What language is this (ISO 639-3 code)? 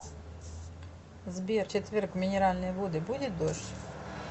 rus